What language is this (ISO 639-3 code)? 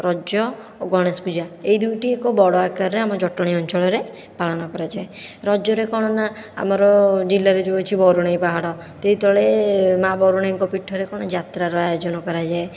ori